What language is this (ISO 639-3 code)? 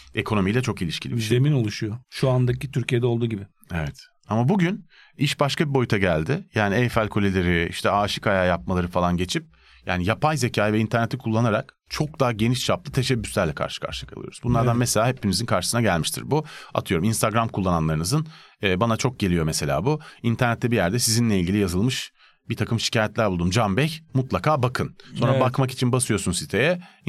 tur